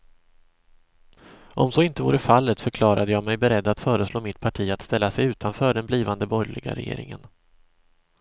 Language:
Swedish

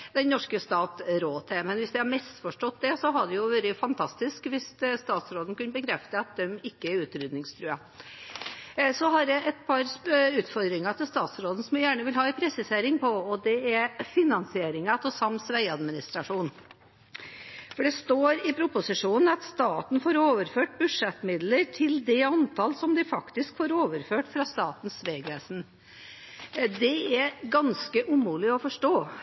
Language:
Norwegian Bokmål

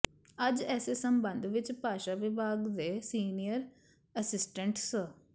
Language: Punjabi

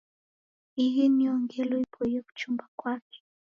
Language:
Taita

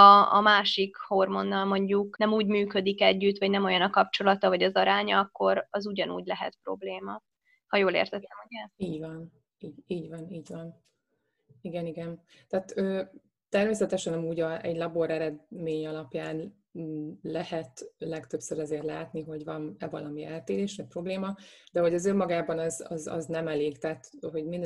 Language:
Hungarian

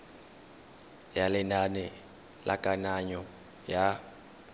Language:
Tswana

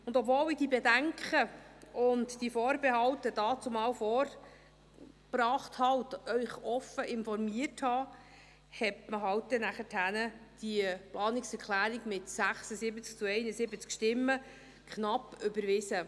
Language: Swiss German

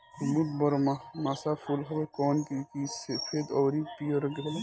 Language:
Bhojpuri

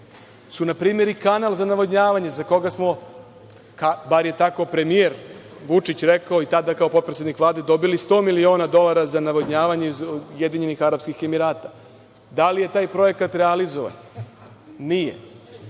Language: Serbian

